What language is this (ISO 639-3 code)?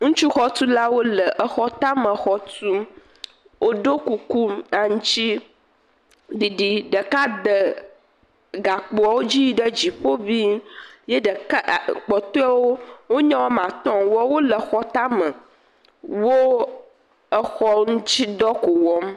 ewe